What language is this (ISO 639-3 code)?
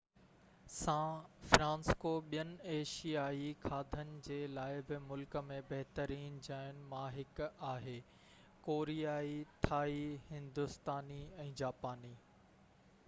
snd